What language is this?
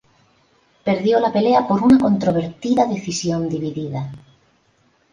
Spanish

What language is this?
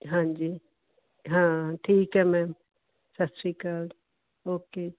Punjabi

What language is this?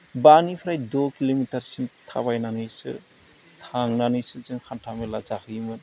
Bodo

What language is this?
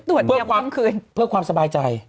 Thai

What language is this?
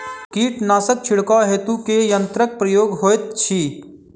Maithili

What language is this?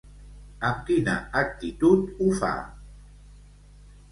Catalan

